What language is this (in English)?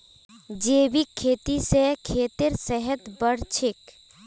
Magahi